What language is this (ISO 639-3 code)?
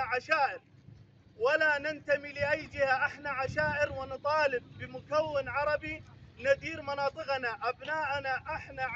ara